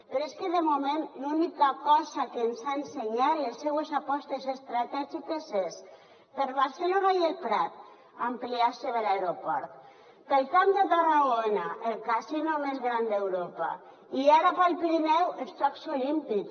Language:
Catalan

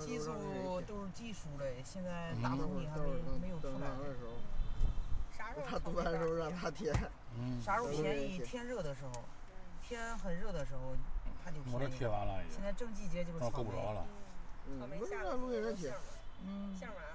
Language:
Chinese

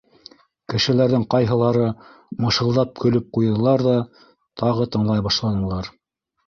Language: Bashkir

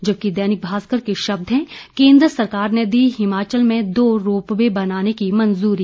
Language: Hindi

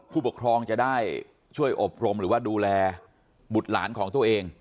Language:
Thai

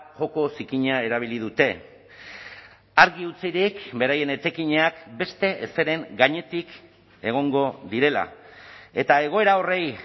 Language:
Basque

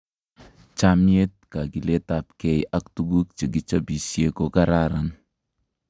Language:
Kalenjin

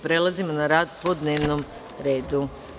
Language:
Serbian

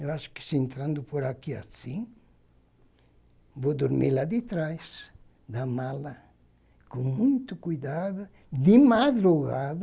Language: Portuguese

